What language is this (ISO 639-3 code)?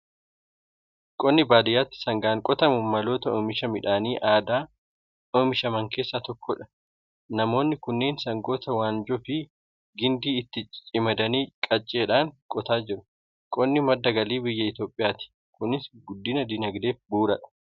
orm